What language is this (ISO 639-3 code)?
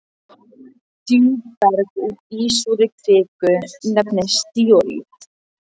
isl